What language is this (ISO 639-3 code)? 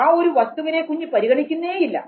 mal